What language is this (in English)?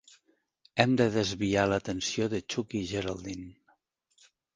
Catalan